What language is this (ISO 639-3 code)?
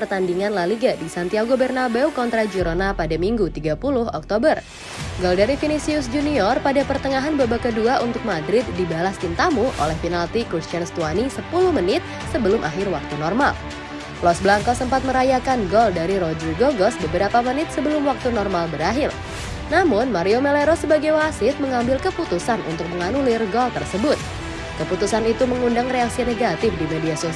ind